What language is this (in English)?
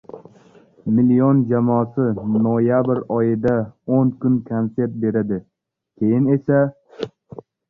Uzbek